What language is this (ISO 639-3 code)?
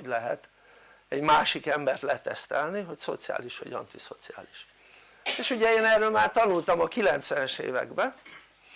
hun